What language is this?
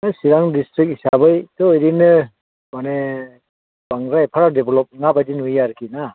Bodo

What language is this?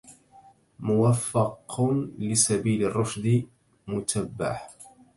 Arabic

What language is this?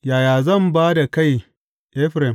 Hausa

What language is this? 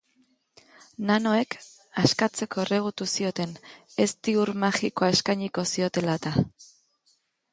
Basque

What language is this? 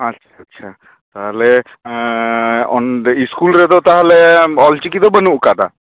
Santali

